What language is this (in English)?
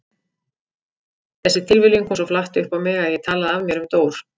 Icelandic